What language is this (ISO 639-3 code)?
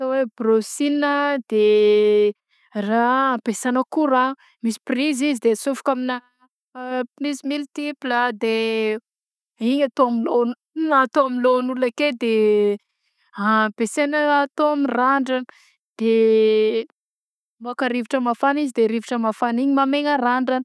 bzc